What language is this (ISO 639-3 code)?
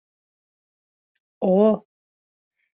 bak